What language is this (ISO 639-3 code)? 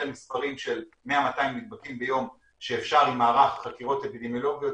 heb